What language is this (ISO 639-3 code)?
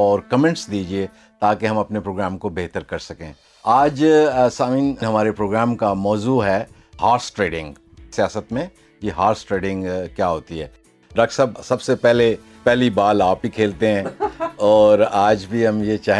urd